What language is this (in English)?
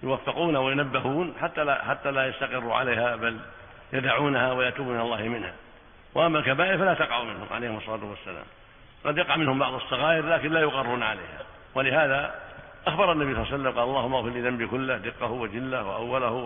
Arabic